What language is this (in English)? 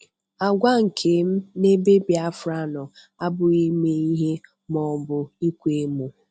Igbo